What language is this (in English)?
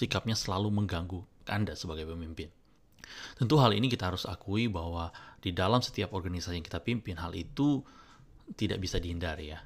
Indonesian